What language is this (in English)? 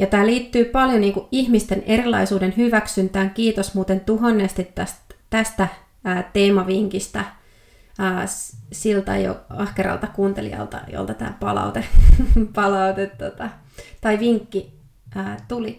Finnish